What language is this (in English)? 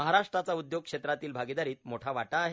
Marathi